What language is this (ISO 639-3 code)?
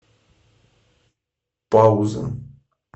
rus